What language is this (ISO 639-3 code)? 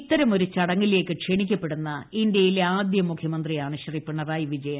mal